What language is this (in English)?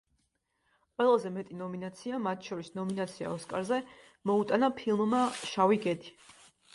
Georgian